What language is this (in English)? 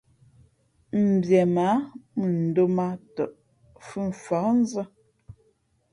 Fe'fe'